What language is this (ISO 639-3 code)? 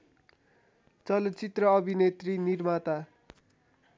nep